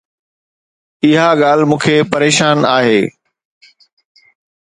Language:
Sindhi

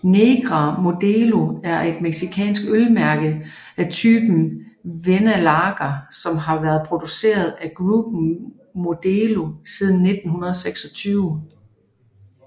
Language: Danish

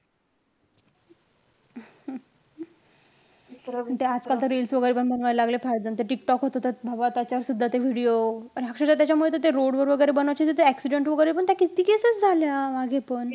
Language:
Marathi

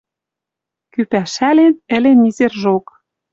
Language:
Western Mari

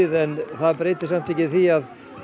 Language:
Icelandic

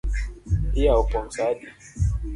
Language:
Luo (Kenya and Tanzania)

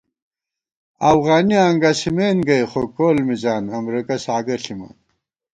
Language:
Gawar-Bati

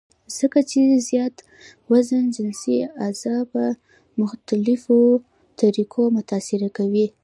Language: Pashto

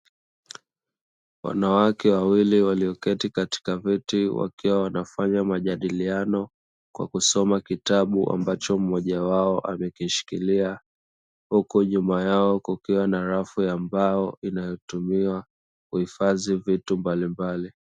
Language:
Swahili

